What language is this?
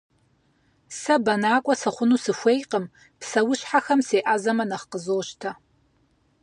Kabardian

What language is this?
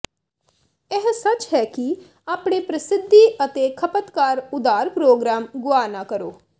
Punjabi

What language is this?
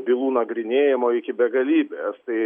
Lithuanian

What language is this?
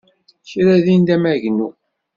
Kabyle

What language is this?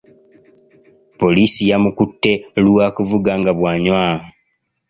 Ganda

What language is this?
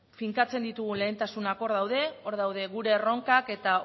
Basque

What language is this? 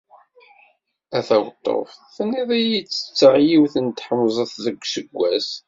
Kabyle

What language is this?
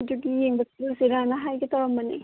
Manipuri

